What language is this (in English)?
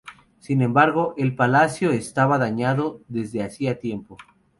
Spanish